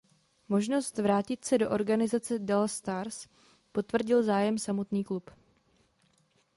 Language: Czech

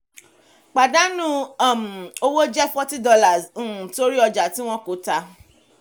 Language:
Yoruba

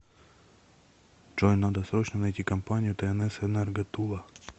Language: Russian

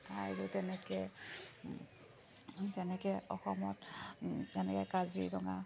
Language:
Assamese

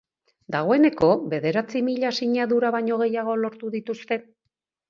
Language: Basque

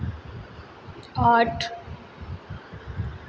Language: Hindi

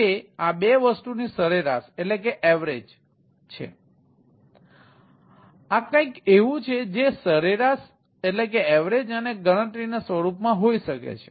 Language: Gujarati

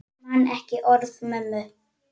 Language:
Icelandic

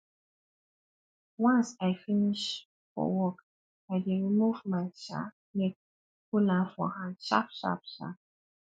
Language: Nigerian Pidgin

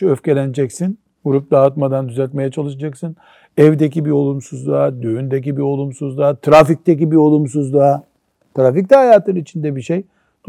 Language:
Turkish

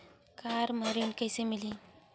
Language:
Chhattisgarhi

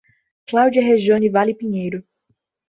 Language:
Portuguese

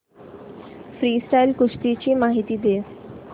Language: Marathi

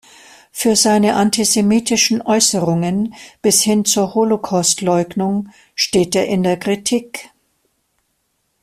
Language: German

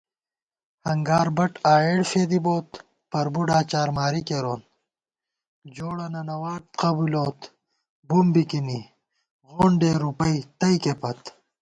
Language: Gawar-Bati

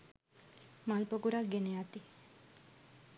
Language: Sinhala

